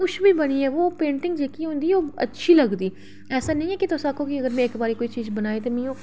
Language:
Dogri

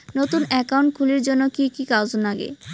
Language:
Bangla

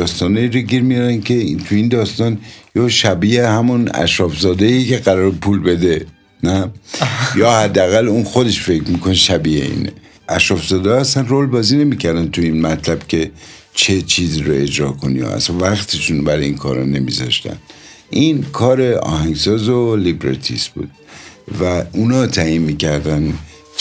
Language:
Persian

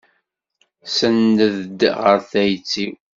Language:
Kabyle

